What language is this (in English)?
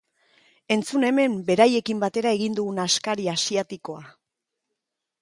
Basque